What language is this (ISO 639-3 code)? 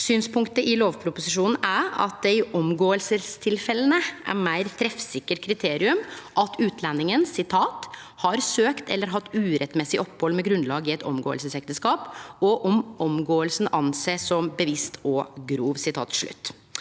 nor